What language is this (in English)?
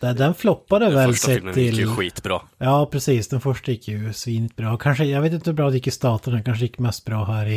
Swedish